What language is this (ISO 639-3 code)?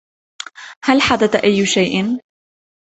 ara